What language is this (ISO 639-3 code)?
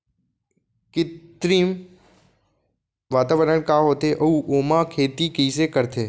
hne